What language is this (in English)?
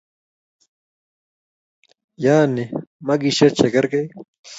Kalenjin